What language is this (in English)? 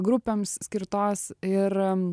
Lithuanian